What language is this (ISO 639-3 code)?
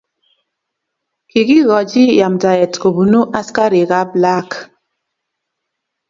kln